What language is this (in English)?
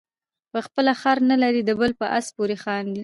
Pashto